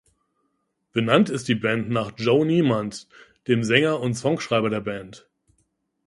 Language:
German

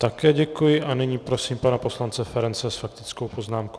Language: Czech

